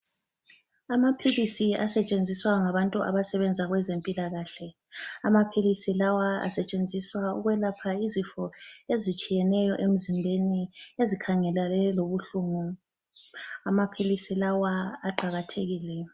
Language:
North Ndebele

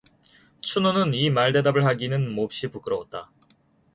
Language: Korean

